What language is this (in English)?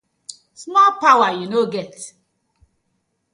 Nigerian Pidgin